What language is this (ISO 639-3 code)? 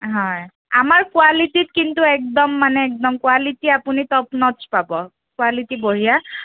asm